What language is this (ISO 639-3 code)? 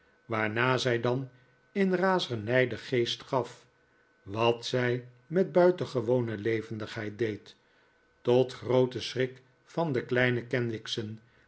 nld